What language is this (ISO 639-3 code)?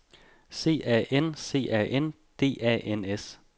dan